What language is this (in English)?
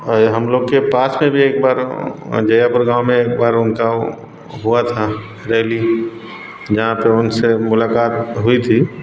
Hindi